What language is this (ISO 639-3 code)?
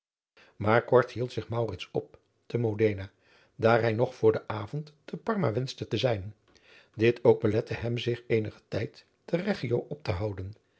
nld